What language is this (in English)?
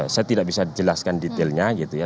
Indonesian